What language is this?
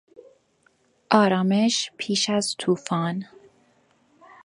Persian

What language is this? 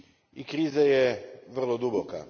Croatian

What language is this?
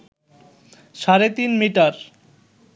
Bangla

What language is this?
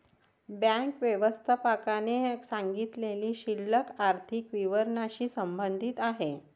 Marathi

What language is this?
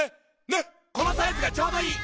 Japanese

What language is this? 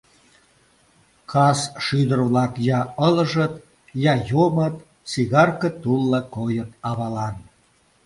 Mari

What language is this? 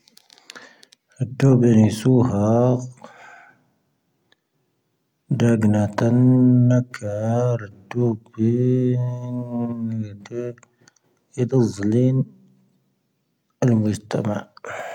Tahaggart Tamahaq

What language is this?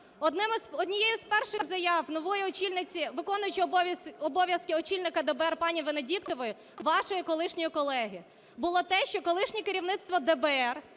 Ukrainian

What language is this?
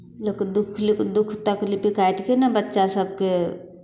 Maithili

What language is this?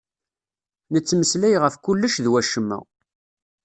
Kabyle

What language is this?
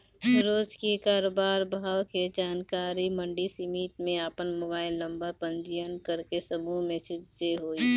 Bhojpuri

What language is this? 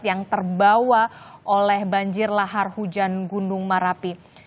Indonesian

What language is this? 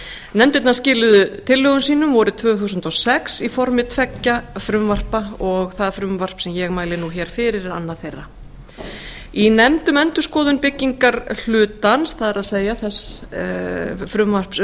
Icelandic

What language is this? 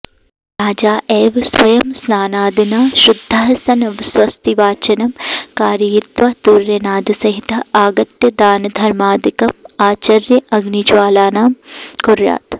Sanskrit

